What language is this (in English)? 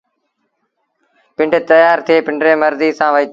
Sindhi Bhil